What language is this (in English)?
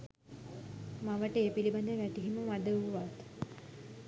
Sinhala